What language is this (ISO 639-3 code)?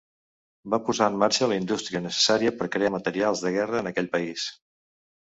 cat